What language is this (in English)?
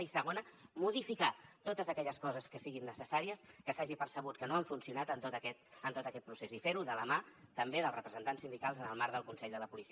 Catalan